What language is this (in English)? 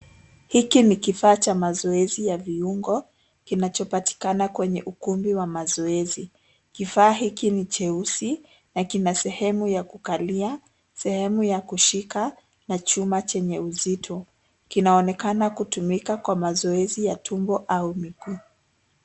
Swahili